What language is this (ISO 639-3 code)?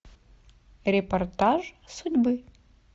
rus